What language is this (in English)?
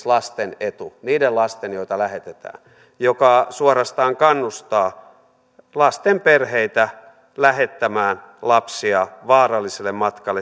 Finnish